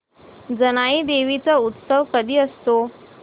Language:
Marathi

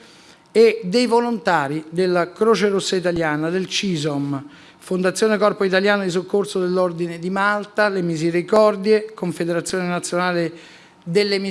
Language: Italian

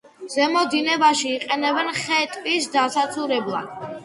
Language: Georgian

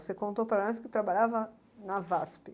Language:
Portuguese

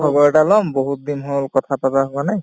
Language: Assamese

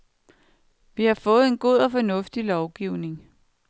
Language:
Danish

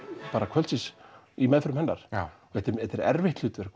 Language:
Icelandic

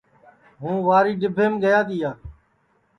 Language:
Sansi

